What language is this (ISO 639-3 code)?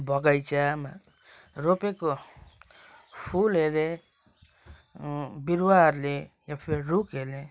nep